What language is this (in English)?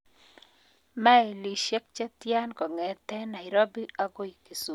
Kalenjin